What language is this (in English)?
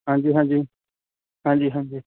Punjabi